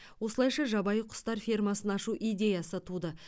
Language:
Kazakh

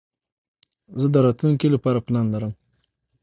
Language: Pashto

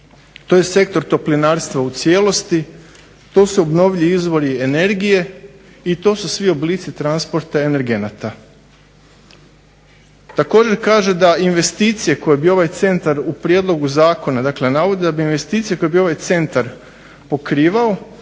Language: Croatian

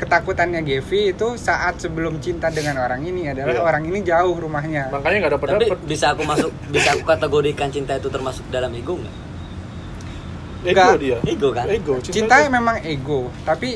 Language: Indonesian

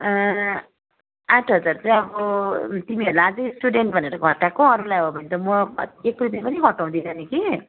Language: Nepali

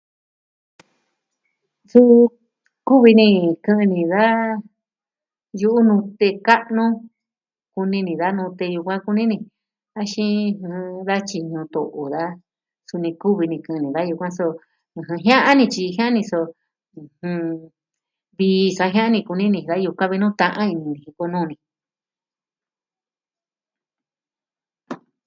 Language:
Southwestern Tlaxiaco Mixtec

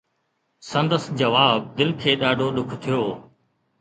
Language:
Sindhi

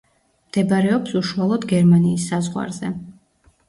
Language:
Georgian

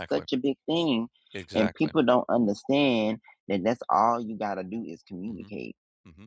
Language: English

